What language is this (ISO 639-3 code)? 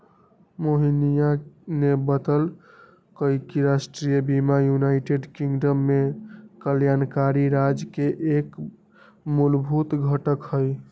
mag